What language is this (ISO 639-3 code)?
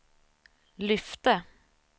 swe